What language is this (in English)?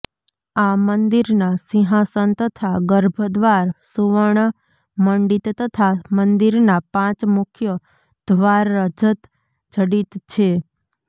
Gujarati